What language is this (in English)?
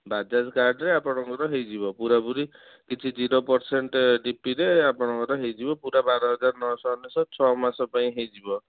Odia